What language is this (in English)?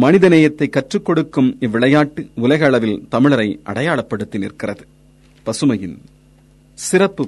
Tamil